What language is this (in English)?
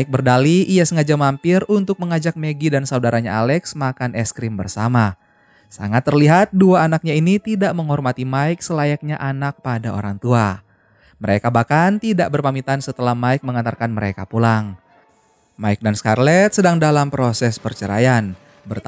Indonesian